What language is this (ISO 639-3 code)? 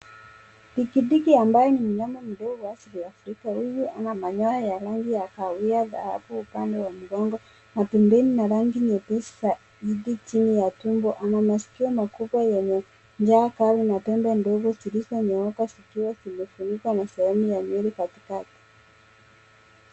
swa